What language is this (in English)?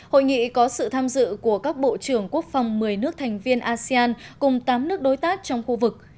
Vietnamese